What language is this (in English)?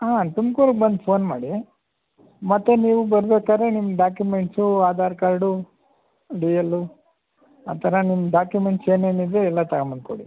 Kannada